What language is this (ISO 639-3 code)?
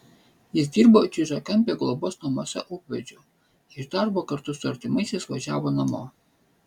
lit